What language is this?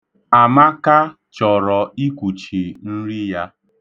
Igbo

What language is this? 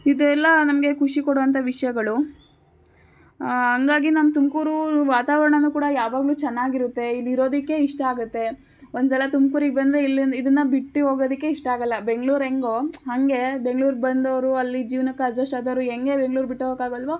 Kannada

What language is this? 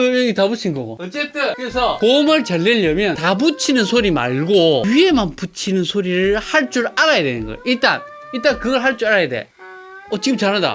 Korean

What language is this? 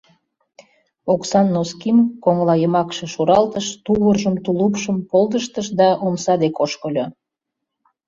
Mari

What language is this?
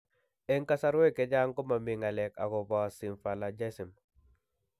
Kalenjin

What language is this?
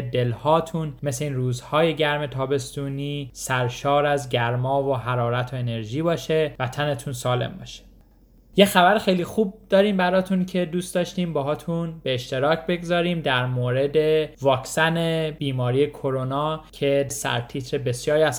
Persian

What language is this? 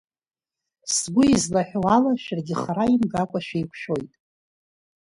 Abkhazian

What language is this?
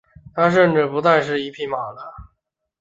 Chinese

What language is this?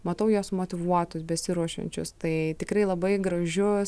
Lithuanian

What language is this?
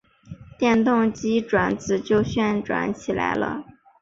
Chinese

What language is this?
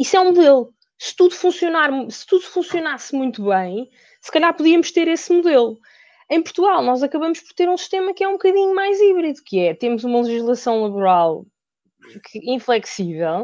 Portuguese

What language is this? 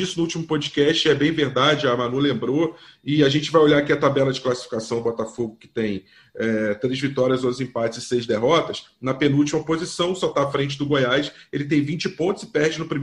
Portuguese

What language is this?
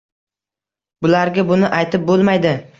Uzbek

